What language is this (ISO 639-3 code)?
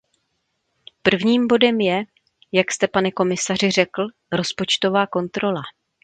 ces